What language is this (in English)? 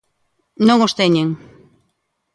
Galician